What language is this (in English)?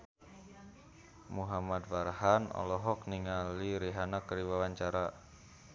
Sundanese